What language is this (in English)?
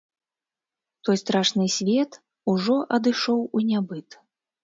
Belarusian